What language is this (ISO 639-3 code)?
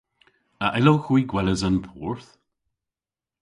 cor